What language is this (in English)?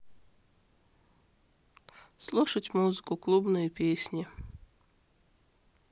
Russian